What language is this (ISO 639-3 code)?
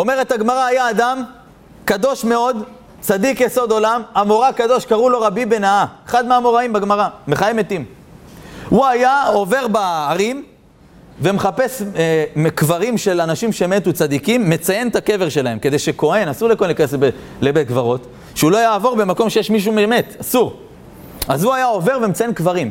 heb